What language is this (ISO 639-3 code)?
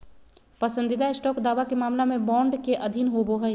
mag